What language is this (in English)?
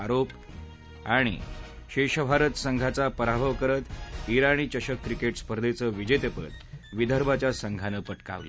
Marathi